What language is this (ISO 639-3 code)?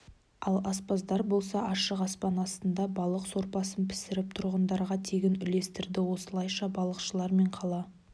kaz